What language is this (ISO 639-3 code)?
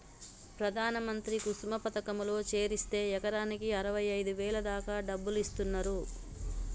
tel